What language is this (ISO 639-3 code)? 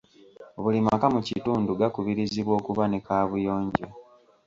lug